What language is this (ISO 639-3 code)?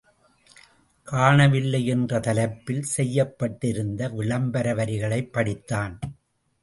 tam